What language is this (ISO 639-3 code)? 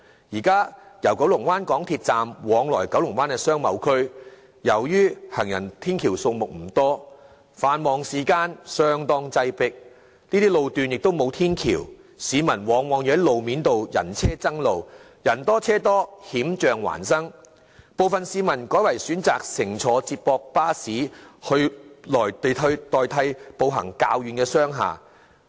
yue